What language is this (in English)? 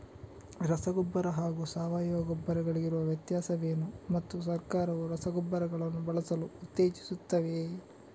Kannada